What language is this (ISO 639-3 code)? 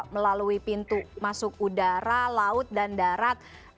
ind